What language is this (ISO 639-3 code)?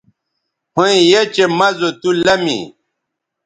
btv